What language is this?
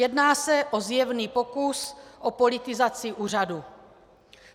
Czech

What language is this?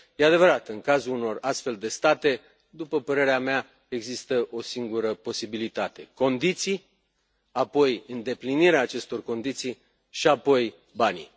Romanian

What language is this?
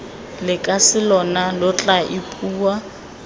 Tswana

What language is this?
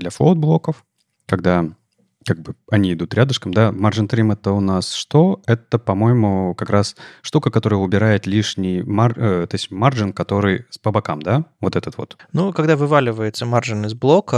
Russian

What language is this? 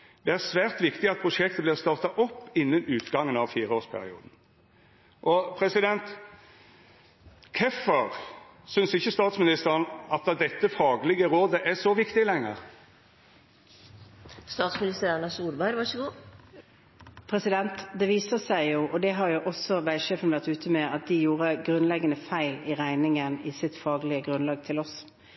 Norwegian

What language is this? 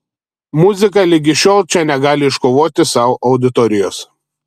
Lithuanian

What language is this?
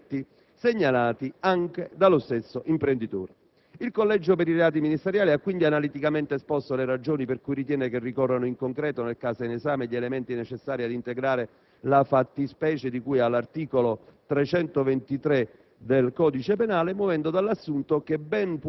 Italian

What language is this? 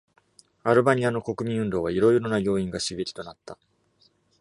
Japanese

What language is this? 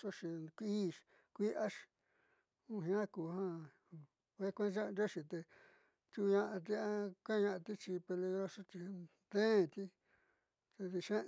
Southeastern Nochixtlán Mixtec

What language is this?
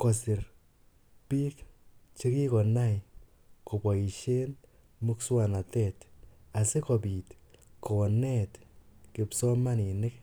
Kalenjin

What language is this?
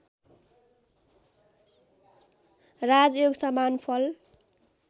Nepali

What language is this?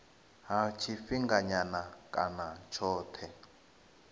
Venda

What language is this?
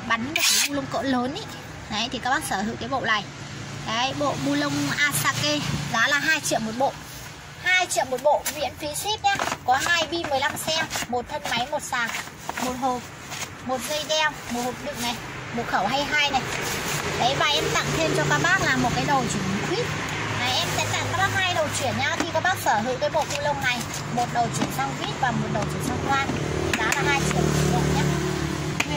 Vietnamese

